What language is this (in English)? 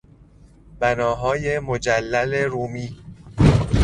Persian